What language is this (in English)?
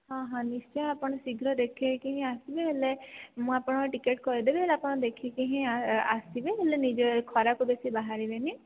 Odia